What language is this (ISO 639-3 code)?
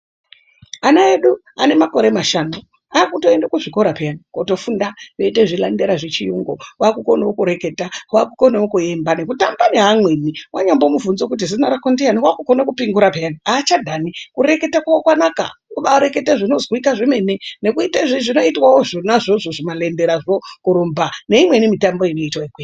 ndc